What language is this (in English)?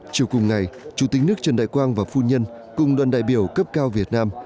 Vietnamese